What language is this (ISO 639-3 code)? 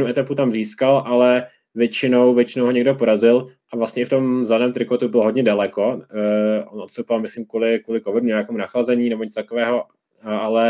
ces